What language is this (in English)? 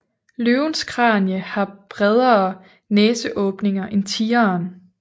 Danish